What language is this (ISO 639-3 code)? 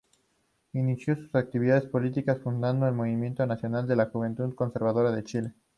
spa